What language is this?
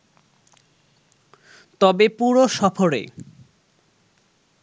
Bangla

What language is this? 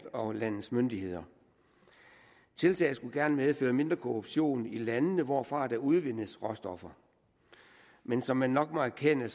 Danish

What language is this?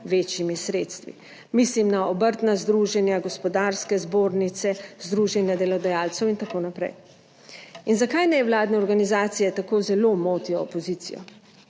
Slovenian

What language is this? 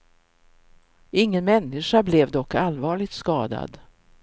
Swedish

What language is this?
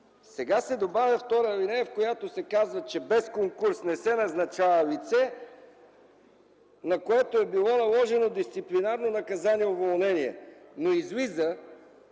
Bulgarian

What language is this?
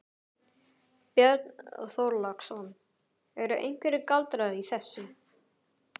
Icelandic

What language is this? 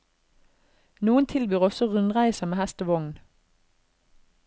Norwegian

